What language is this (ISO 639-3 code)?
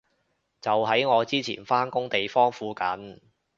yue